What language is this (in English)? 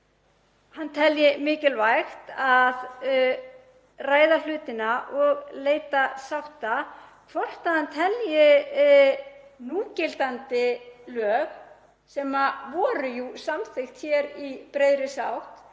Icelandic